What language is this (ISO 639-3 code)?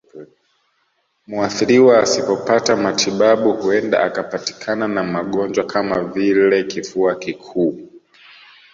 swa